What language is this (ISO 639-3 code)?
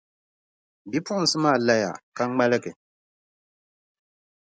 dag